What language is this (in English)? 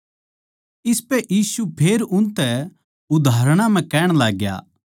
Haryanvi